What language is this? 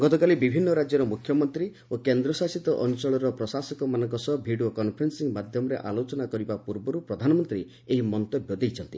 Odia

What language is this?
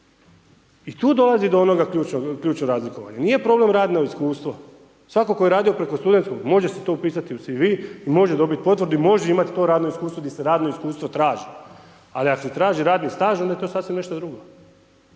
Croatian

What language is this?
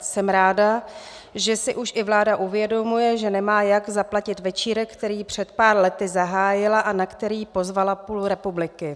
Czech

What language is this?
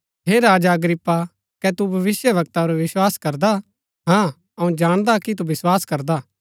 Gaddi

